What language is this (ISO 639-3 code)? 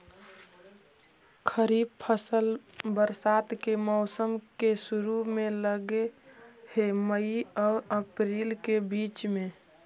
mag